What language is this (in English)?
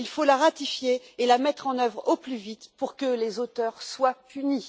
French